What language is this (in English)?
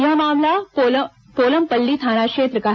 Hindi